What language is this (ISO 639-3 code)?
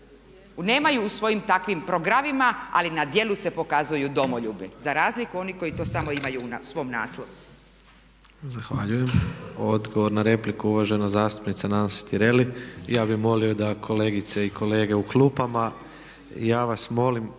hrv